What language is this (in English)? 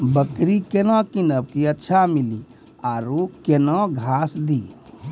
Maithili